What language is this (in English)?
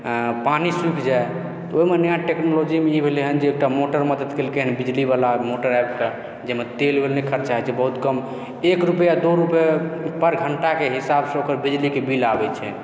Maithili